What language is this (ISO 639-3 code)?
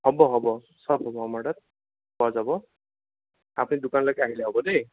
asm